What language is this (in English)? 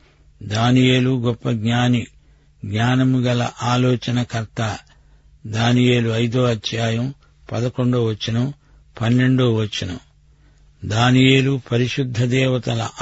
Telugu